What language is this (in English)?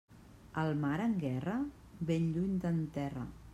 Catalan